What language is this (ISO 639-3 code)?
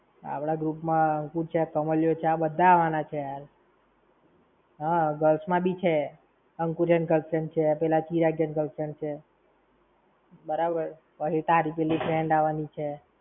guj